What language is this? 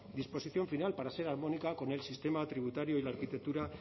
Spanish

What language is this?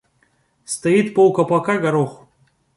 Russian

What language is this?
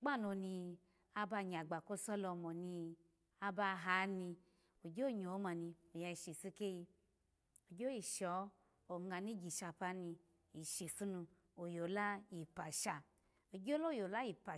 Alago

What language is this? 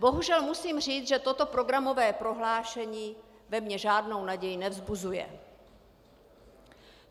Czech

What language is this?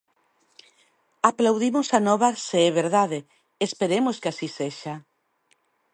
Galician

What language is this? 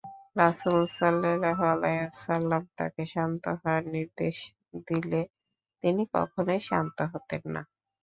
Bangla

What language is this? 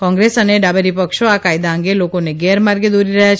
Gujarati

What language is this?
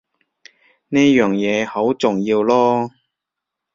Cantonese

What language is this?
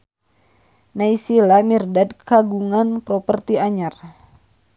Sundanese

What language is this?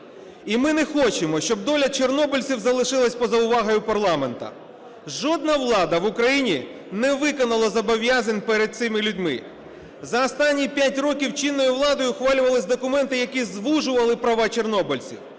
Ukrainian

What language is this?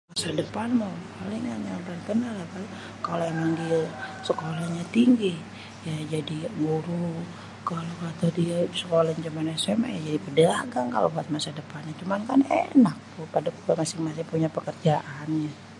Betawi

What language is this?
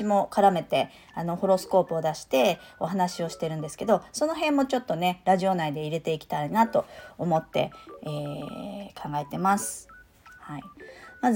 Japanese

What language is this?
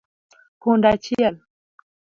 Luo (Kenya and Tanzania)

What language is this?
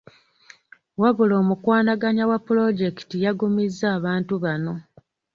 Ganda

